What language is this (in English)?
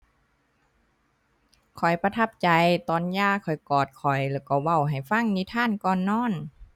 Thai